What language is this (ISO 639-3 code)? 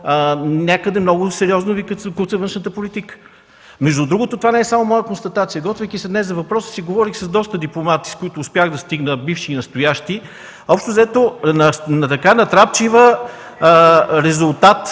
bul